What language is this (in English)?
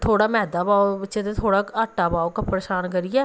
Dogri